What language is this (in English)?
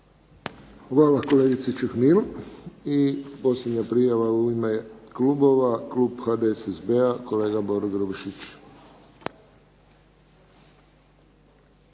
Croatian